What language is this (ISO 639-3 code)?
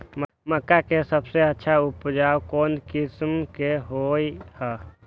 mag